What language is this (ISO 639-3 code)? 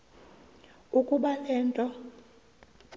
xho